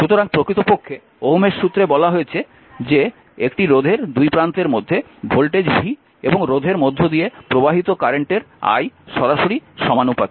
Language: Bangla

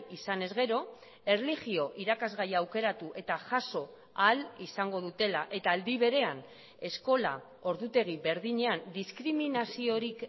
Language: Basque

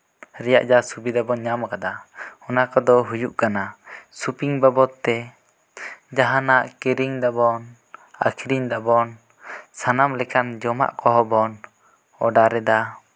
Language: Santali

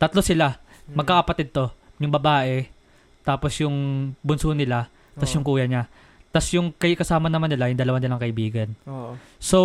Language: Filipino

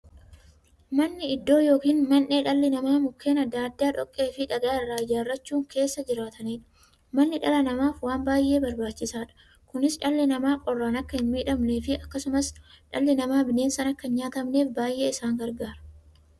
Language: Oromo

